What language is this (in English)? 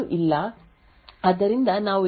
Kannada